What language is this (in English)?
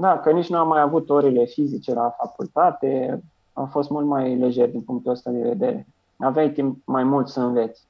Romanian